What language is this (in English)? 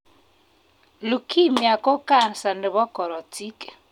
Kalenjin